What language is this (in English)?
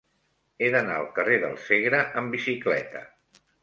Catalan